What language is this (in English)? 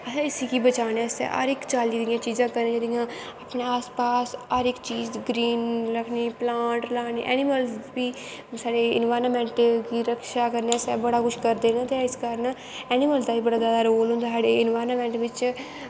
Dogri